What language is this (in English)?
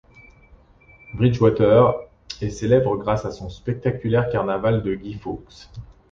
French